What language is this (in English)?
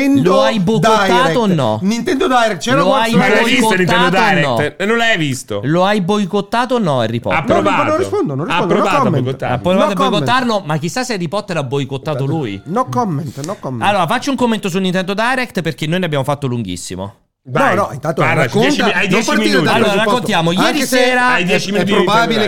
Italian